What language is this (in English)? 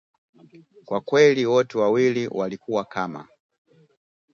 Swahili